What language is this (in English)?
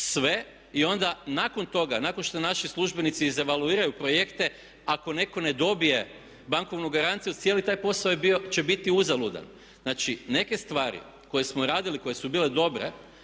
Croatian